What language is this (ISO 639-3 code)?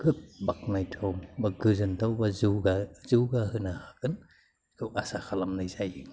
brx